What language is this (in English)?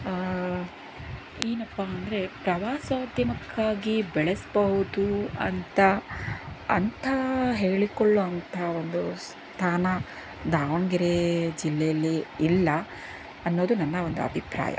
Kannada